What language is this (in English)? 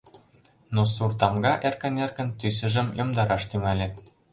Mari